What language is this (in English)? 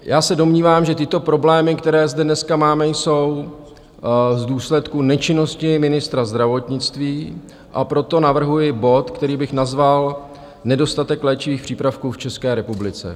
Czech